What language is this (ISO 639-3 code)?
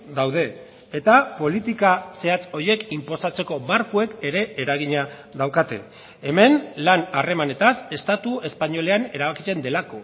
eus